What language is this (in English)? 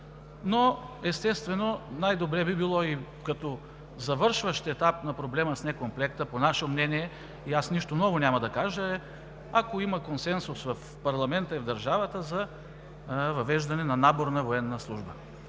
Bulgarian